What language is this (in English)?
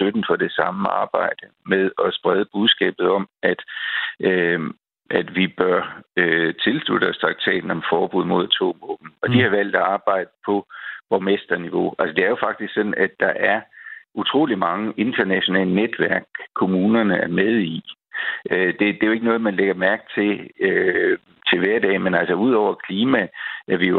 Danish